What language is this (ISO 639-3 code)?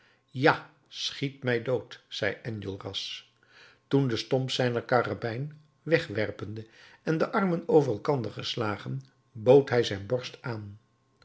nld